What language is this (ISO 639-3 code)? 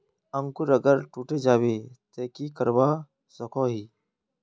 mag